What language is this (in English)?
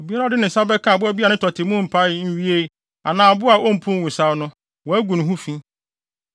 Akan